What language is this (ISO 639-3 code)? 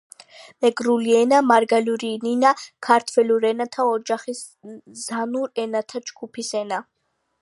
kat